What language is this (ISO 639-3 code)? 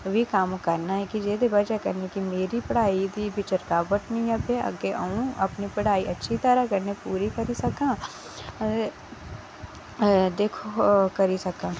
doi